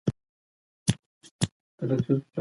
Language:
Pashto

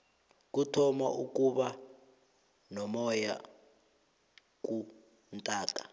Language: South Ndebele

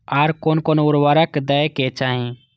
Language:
Maithili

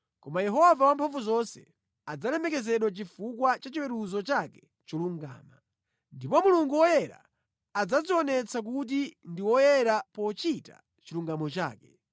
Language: Nyanja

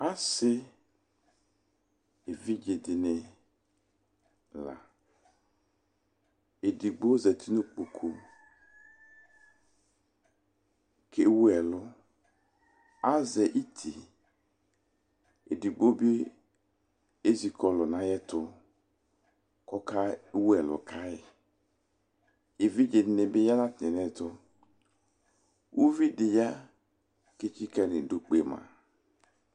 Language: Ikposo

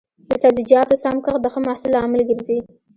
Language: Pashto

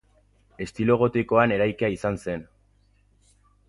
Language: Basque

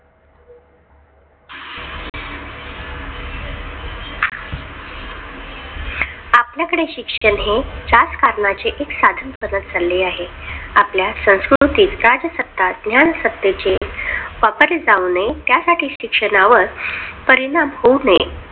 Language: Marathi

